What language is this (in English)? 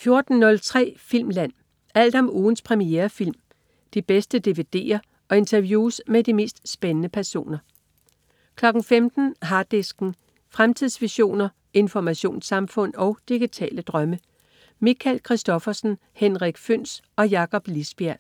Danish